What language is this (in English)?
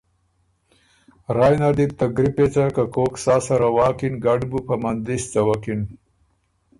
Ormuri